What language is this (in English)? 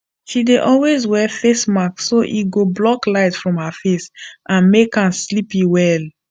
Nigerian Pidgin